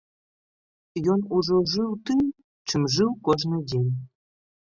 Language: Belarusian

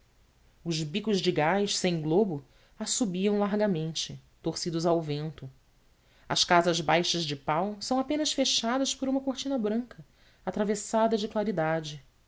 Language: Portuguese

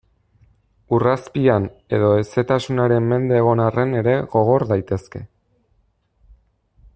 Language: Basque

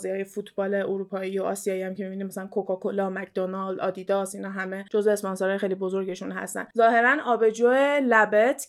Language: Persian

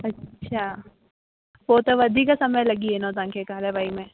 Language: Sindhi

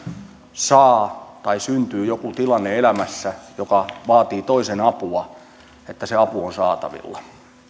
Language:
Finnish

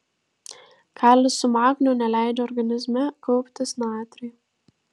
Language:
Lithuanian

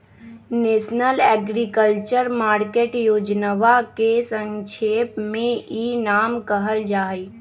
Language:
Magahi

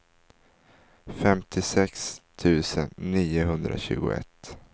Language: Swedish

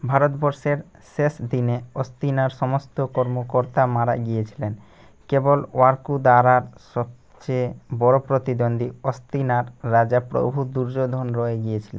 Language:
Bangla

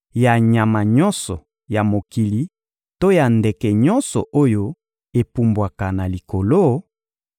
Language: Lingala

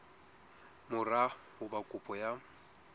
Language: Southern Sotho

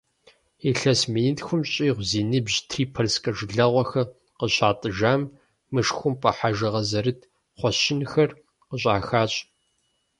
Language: Kabardian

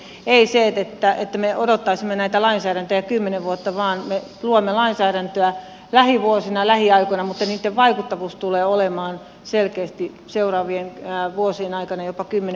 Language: Finnish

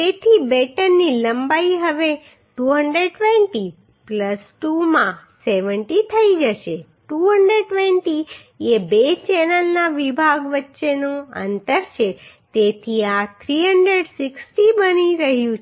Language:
Gujarati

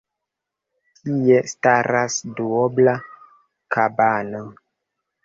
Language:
Esperanto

